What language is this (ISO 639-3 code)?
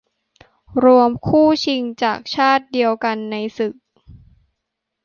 tha